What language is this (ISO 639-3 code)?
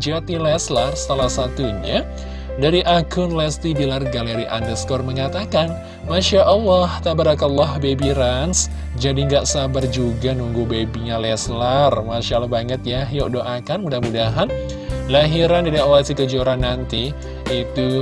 ind